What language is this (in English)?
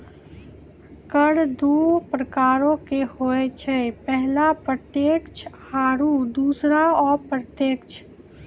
Maithili